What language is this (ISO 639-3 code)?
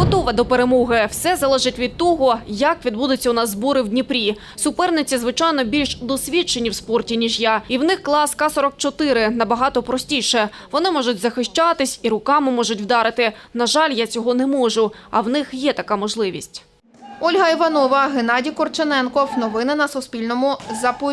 ukr